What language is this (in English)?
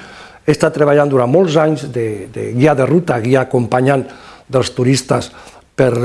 Spanish